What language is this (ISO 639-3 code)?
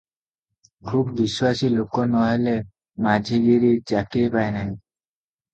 ori